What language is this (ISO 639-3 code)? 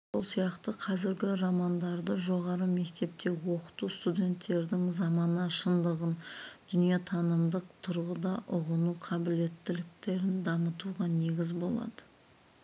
kaz